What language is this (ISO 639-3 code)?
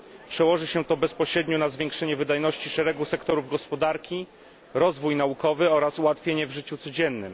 pol